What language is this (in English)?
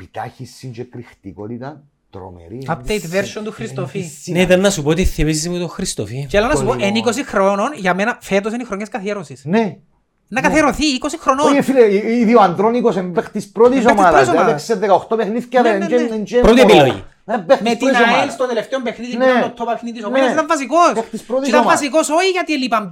Greek